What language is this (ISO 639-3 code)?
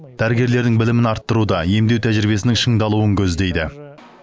kaz